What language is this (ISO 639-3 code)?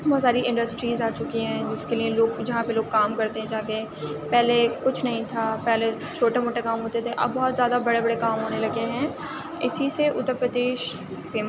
urd